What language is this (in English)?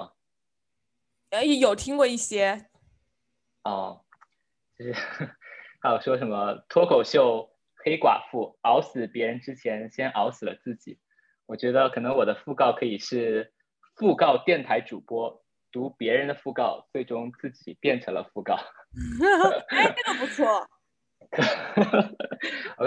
Chinese